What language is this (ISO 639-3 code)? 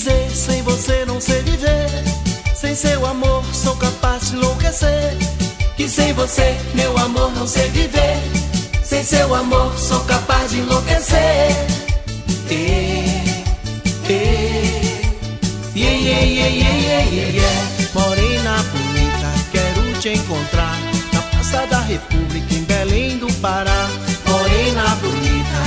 por